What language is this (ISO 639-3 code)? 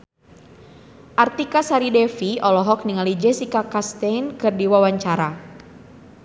sun